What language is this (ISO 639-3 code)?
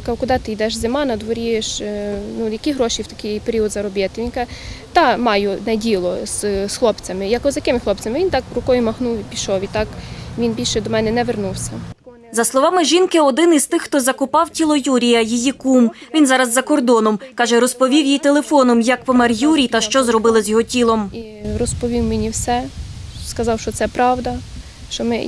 ukr